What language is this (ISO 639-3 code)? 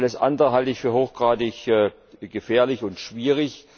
deu